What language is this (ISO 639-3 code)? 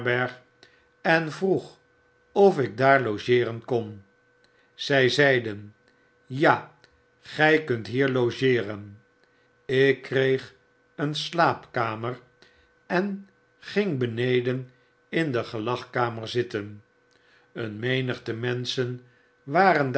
nld